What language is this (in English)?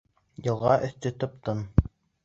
Bashkir